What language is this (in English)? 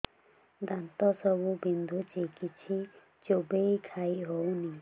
Odia